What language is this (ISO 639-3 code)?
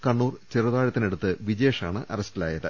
mal